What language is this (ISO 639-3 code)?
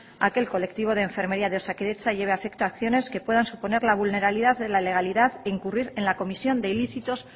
spa